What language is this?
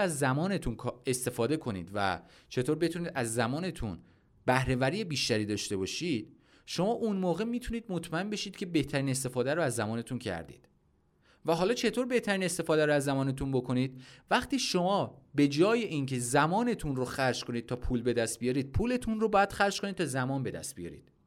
Persian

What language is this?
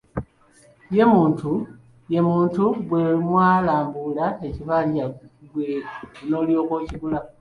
Ganda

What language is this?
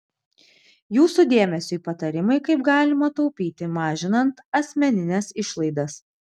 Lithuanian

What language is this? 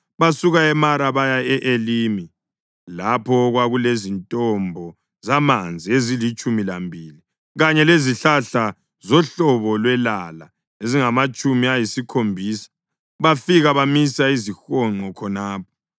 North Ndebele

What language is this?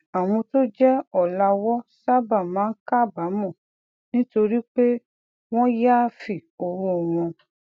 Yoruba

